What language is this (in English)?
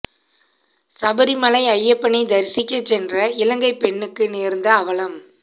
Tamil